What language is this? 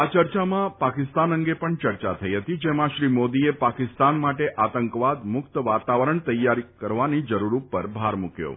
Gujarati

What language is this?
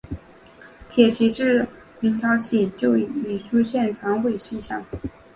Chinese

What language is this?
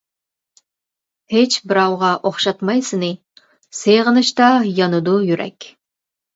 Uyghur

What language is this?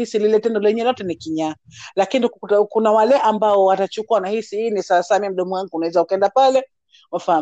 Swahili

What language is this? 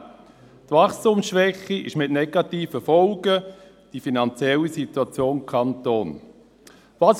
Swiss German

